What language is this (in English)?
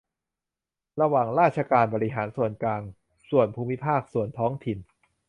Thai